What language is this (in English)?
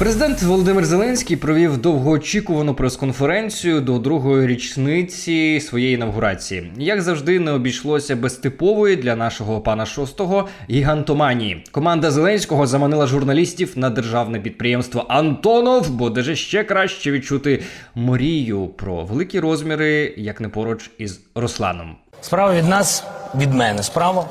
Ukrainian